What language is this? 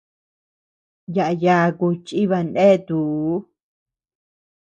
Tepeuxila Cuicatec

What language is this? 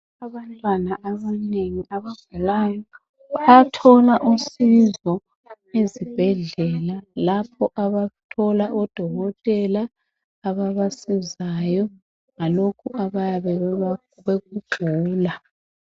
North Ndebele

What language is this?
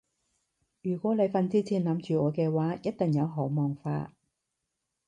Cantonese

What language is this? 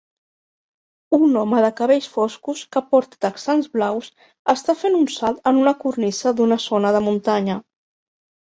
Catalan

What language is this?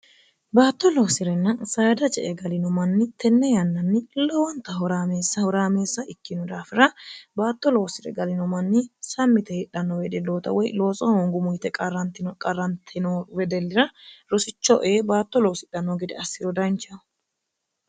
Sidamo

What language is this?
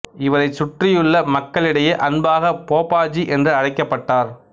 Tamil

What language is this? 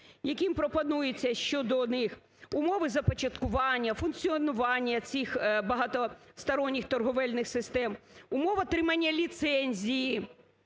Ukrainian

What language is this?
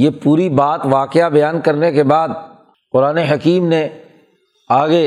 Urdu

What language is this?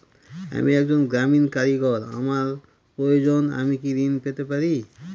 Bangla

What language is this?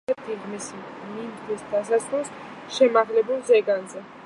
Georgian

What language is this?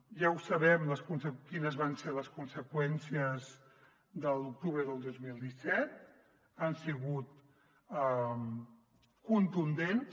Catalan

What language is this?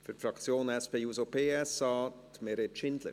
Swiss German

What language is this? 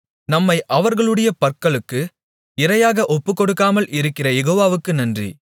Tamil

